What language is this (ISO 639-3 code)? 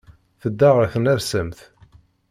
kab